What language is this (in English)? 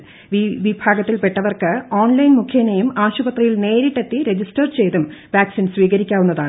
Malayalam